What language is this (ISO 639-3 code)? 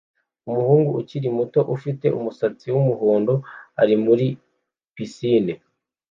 kin